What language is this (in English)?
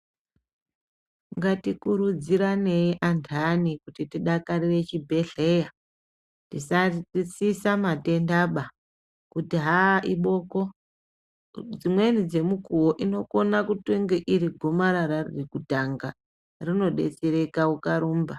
Ndau